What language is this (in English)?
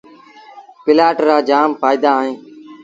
Sindhi Bhil